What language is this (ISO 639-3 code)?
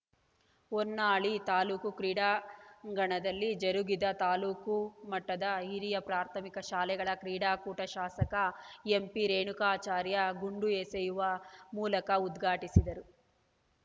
kan